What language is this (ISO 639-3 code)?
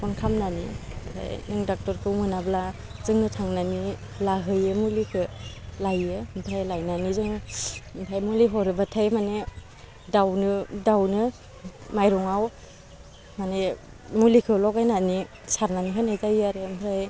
brx